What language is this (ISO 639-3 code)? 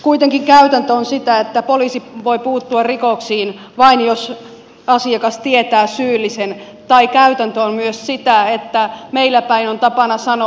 fin